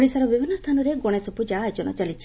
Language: Odia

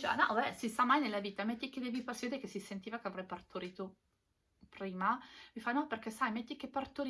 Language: Italian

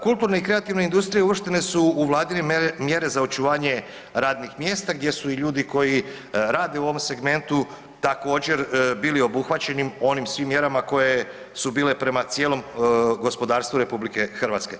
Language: Croatian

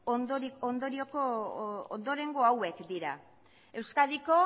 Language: Basque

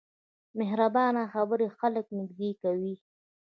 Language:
Pashto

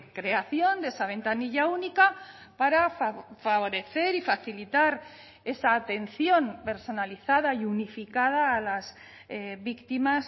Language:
Spanish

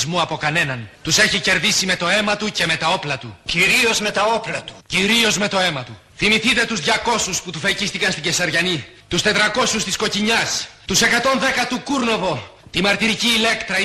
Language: Greek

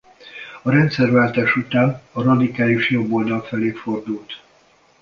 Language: Hungarian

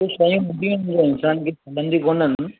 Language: Sindhi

